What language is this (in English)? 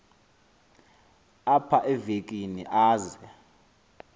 Xhosa